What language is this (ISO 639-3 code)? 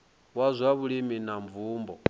ven